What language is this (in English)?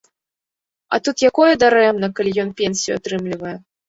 Belarusian